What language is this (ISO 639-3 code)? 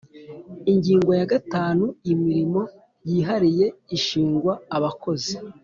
kin